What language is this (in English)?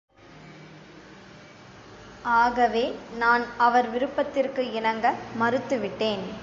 Tamil